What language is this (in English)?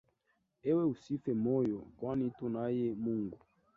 Swahili